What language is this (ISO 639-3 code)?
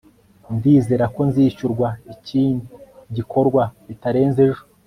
kin